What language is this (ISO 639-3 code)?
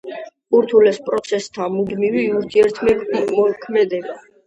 kat